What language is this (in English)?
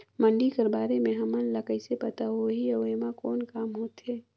Chhattisgarhi